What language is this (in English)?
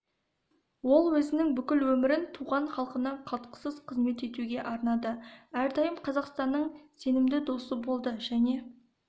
Kazakh